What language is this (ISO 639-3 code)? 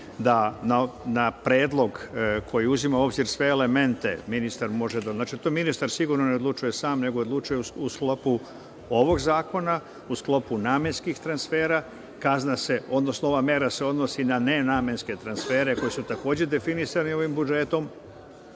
srp